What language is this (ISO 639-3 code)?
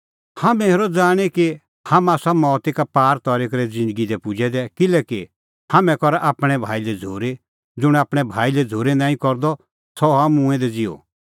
kfx